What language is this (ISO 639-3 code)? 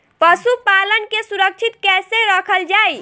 bho